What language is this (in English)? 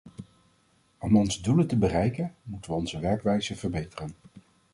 Dutch